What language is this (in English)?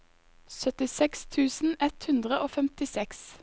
Norwegian